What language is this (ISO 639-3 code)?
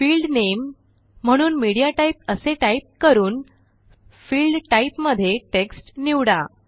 mar